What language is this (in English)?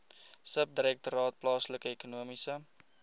Afrikaans